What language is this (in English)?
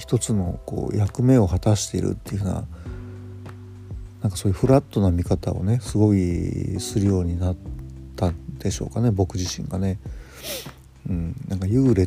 Japanese